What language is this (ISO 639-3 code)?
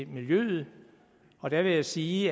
dan